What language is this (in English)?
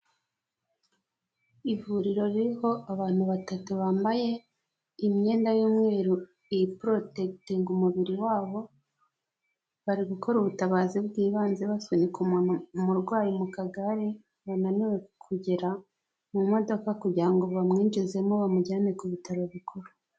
Kinyarwanda